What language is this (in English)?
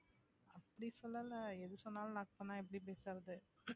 Tamil